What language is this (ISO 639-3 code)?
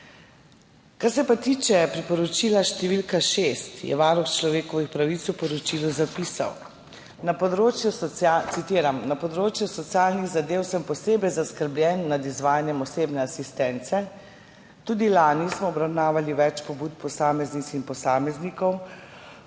slv